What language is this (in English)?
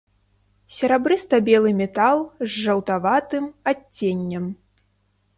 Belarusian